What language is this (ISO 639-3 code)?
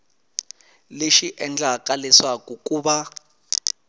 tso